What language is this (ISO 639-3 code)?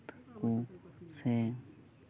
sat